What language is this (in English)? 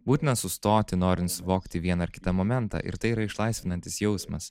Lithuanian